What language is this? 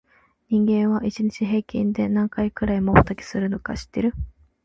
Japanese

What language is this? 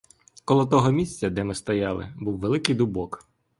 Ukrainian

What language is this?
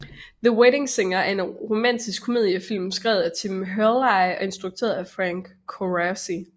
Danish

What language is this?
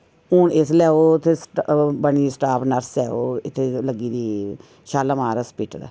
Dogri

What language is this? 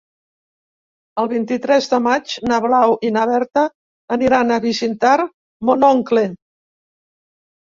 Catalan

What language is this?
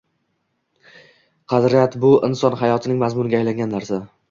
Uzbek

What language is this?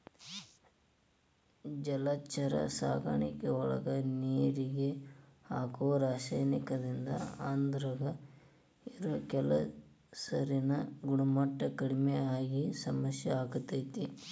Kannada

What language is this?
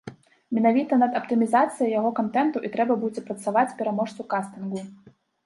Belarusian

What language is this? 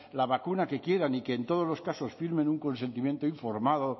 Spanish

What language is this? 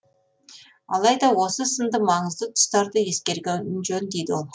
Kazakh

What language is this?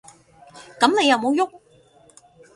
Cantonese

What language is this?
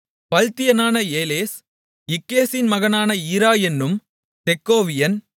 Tamil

